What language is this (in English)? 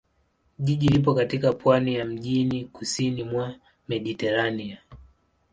Swahili